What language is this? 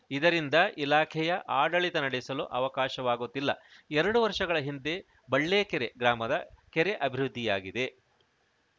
Kannada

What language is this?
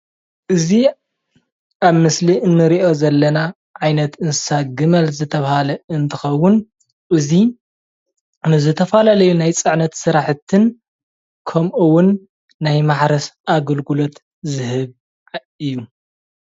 Tigrinya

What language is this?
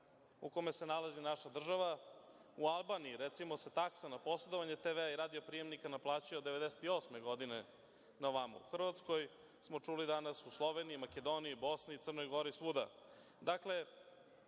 Serbian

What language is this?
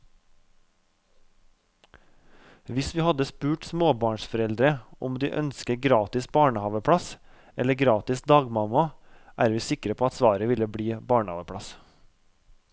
Norwegian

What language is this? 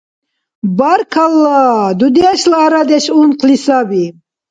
Dargwa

